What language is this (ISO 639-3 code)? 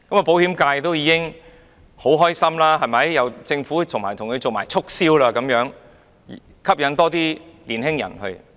yue